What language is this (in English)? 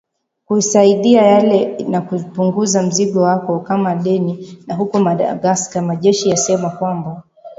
Swahili